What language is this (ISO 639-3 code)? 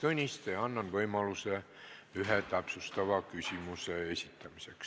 est